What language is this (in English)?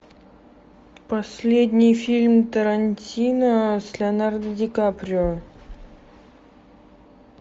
Russian